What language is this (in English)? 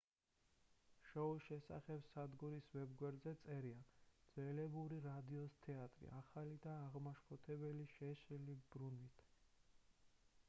Georgian